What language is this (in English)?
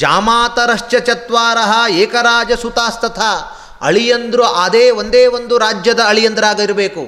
Kannada